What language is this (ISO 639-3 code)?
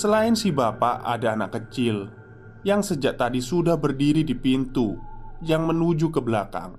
ind